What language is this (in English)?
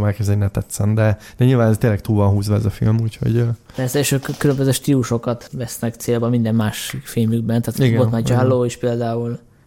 Hungarian